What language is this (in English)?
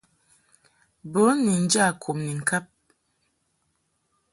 Mungaka